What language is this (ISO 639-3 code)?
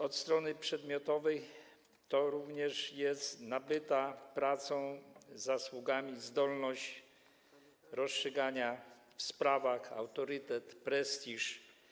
pol